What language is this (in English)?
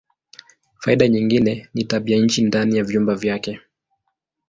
Swahili